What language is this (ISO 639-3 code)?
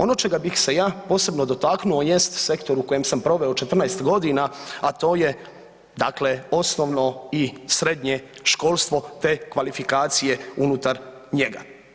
hrv